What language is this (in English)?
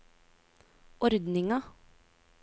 Norwegian